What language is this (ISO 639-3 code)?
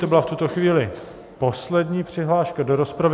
ces